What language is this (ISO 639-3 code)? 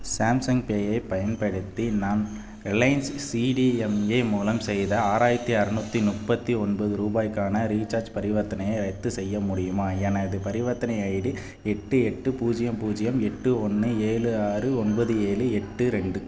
tam